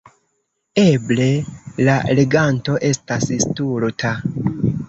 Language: Esperanto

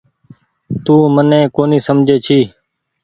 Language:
Goaria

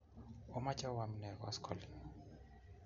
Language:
Kalenjin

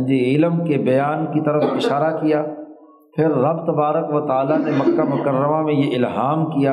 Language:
Urdu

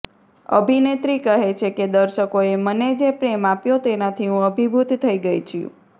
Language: Gujarati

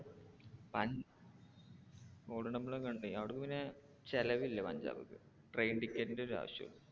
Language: Malayalam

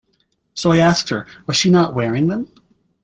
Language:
English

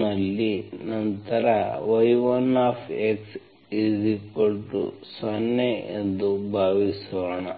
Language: Kannada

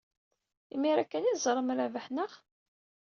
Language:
Kabyle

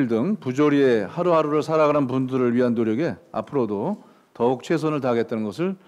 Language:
Korean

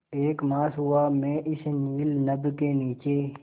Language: Hindi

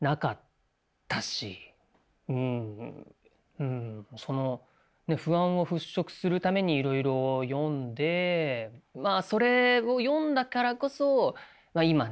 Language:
Japanese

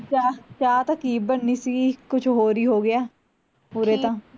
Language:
Punjabi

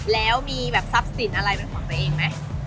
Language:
Thai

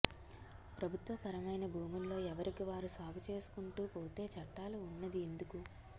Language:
Telugu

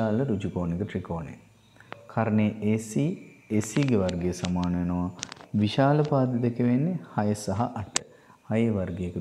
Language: English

